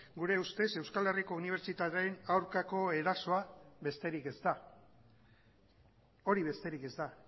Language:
Basque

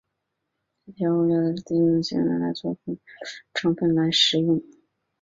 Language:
Chinese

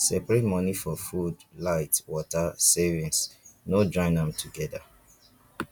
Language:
Nigerian Pidgin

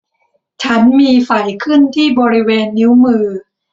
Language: Thai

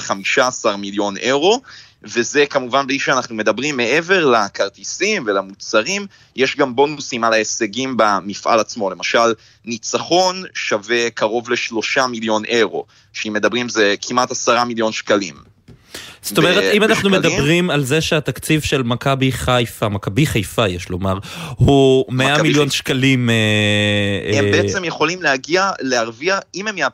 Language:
Hebrew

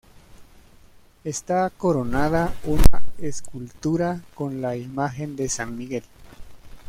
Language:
Spanish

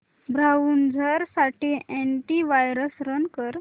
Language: Marathi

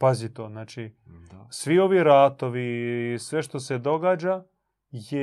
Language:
Croatian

